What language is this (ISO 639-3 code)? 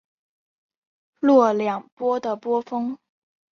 zho